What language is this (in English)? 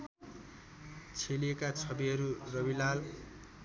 Nepali